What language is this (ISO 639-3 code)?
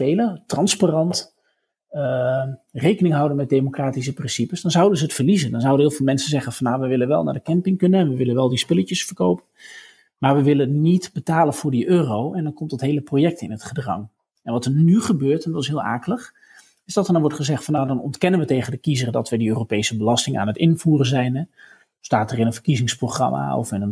nld